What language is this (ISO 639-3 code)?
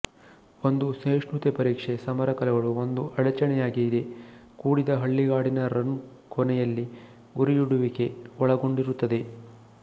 kan